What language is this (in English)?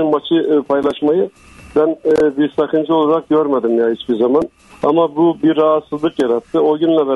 Turkish